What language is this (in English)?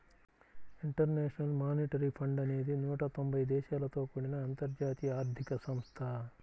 Telugu